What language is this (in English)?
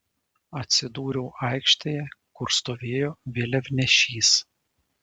Lithuanian